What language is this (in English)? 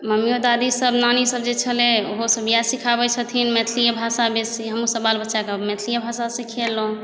Maithili